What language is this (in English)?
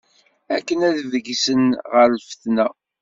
Kabyle